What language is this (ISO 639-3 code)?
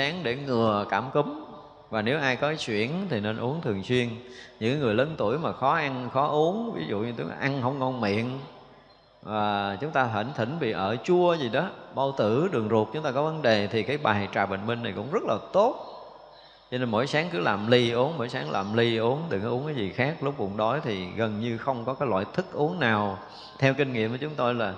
vie